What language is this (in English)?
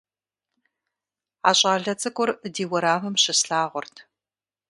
Kabardian